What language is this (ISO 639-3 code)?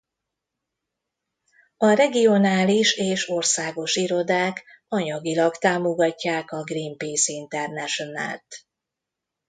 hun